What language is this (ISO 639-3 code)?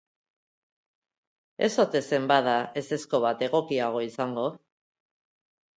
eus